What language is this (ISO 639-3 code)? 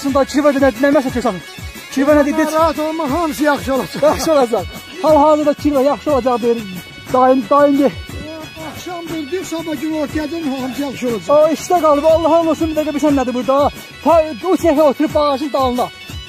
tur